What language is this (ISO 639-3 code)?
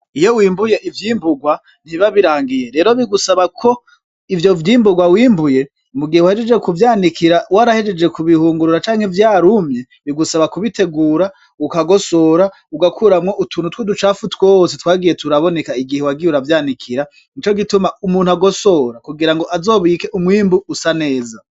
run